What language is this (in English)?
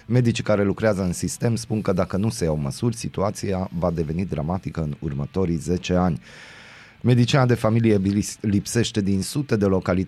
Romanian